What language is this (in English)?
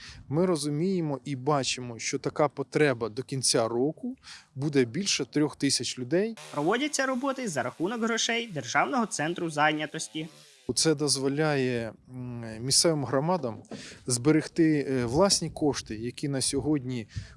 Ukrainian